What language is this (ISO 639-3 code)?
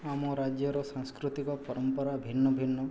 ori